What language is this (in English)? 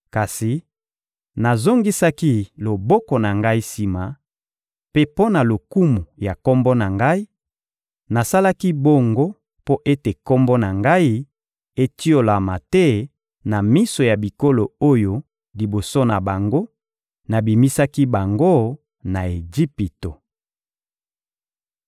Lingala